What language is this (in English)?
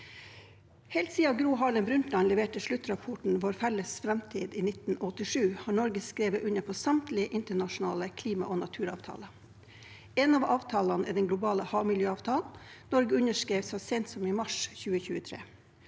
Norwegian